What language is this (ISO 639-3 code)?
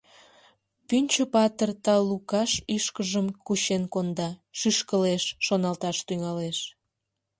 chm